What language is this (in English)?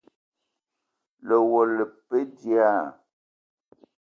Eton (Cameroon)